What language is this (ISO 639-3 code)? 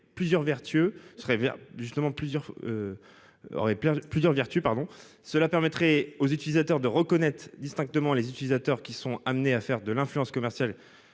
fra